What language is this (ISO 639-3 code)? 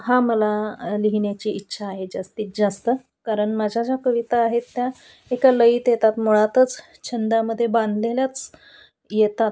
mar